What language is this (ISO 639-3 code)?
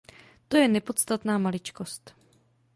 ces